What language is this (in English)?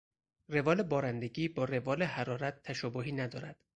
Persian